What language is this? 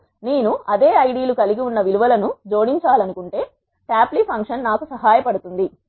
Telugu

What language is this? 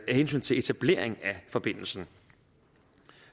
Danish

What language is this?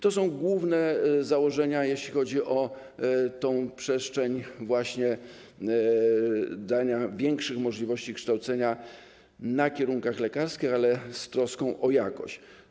Polish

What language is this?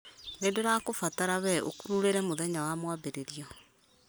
Kikuyu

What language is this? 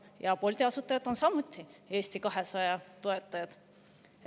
Estonian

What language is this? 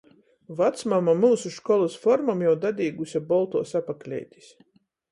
Latgalian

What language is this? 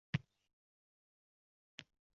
Uzbek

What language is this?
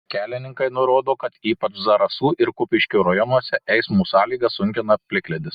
Lithuanian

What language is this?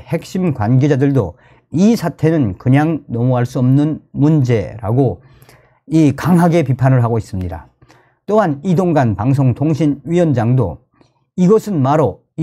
Korean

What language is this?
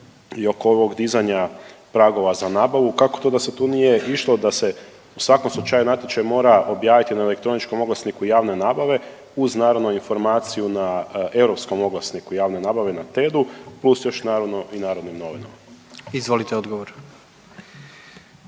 Croatian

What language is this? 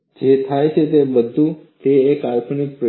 Gujarati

